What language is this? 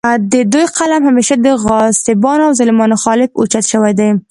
Pashto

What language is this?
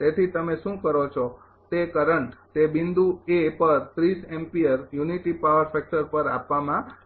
Gujarati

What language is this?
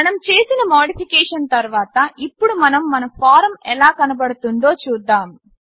Telugu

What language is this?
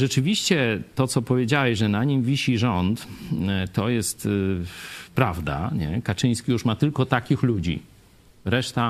Polish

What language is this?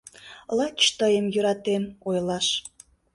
Mari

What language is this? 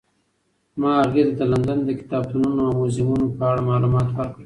Pashto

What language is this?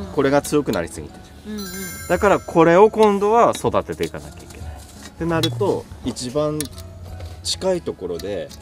Japanese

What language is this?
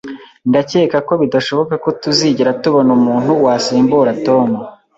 Kinyarwanda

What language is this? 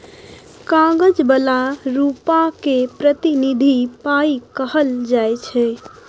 Maithili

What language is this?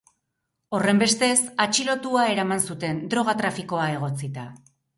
Basque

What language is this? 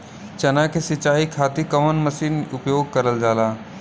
Bhojpuri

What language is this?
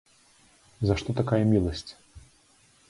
Belarusian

